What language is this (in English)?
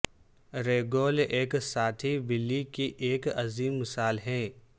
Urdu